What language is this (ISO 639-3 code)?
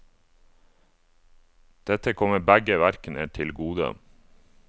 nor